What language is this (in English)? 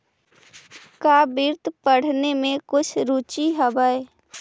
Magahi